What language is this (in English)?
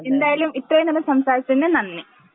Malayalam